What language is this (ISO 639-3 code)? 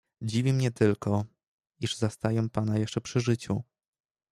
pol